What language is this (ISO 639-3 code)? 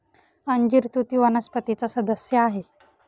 mar